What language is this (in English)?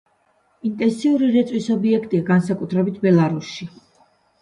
Georgian